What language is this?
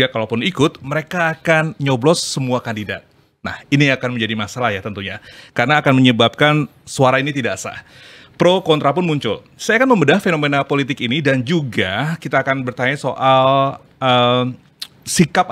Indonesian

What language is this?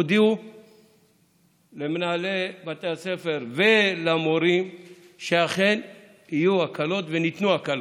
Hebrew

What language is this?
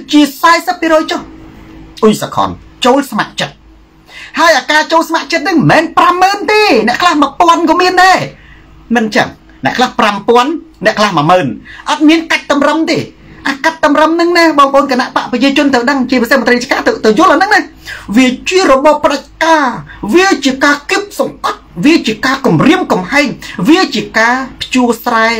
Thai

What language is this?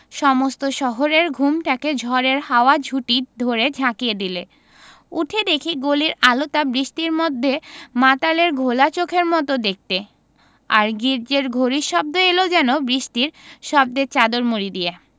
Bangla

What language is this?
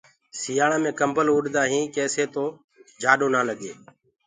Gurgula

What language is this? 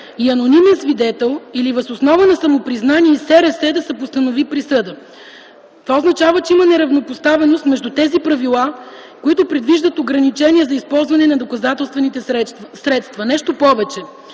Bulgarian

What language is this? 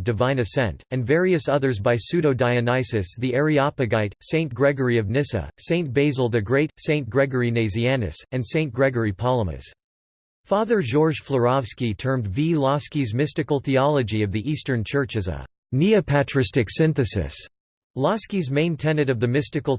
English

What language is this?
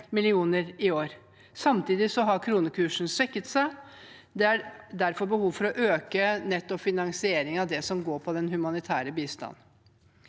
Norwegian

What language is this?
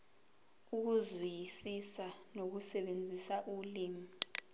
Zulu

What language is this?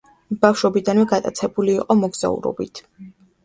Georgian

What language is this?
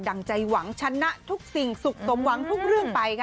Thai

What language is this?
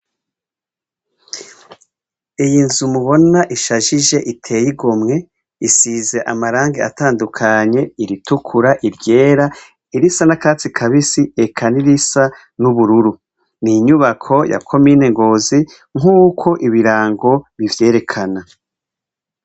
Rundi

